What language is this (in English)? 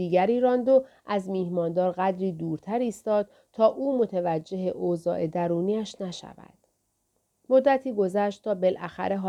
Persian